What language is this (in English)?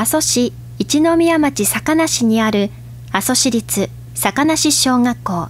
Japanese